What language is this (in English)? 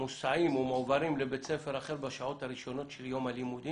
Hebrew